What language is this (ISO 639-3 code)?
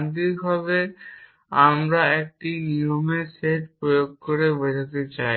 ben